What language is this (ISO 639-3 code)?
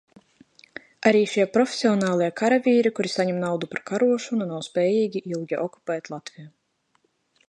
lav